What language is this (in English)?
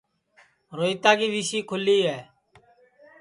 Sansi